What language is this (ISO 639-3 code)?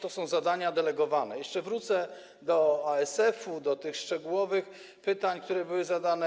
pol